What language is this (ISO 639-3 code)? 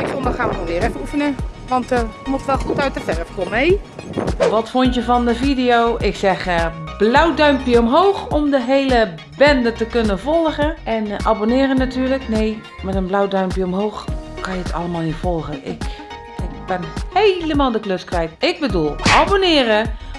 nld